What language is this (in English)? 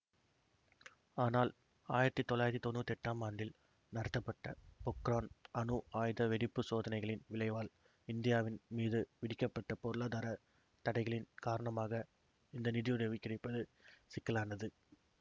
Tamil